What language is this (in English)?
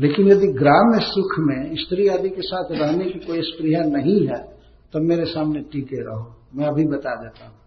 Hindi